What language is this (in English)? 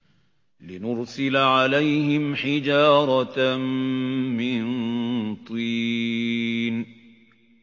Arabic